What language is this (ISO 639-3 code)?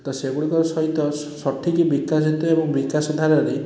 ori